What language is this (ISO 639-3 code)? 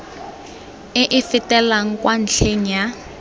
tsn